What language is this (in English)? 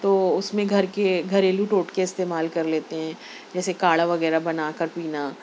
Urdu